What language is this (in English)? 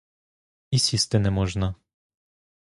Ukrainian